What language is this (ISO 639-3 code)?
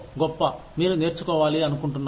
tel